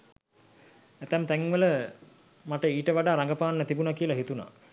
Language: Sinhala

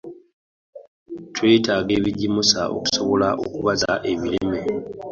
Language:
Ganda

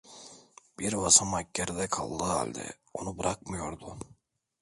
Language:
Turkish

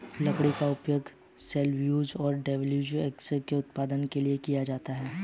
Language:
Hindi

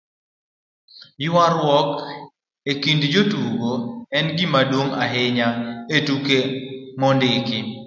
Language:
Luo (Kenya and Tanzania)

